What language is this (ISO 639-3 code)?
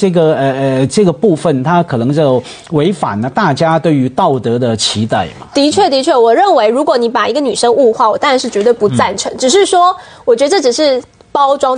zho